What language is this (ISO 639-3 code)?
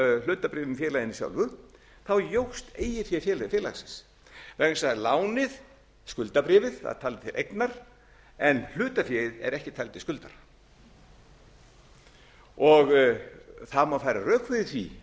isl